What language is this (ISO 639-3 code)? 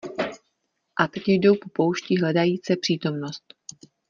ces